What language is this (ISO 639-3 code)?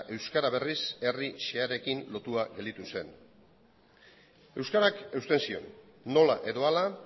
eus